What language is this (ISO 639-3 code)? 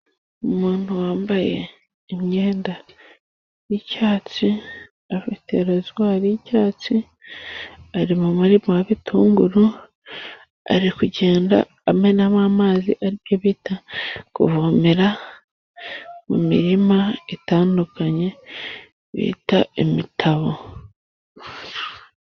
kin